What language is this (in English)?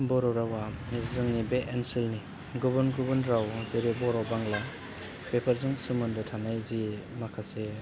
Bodo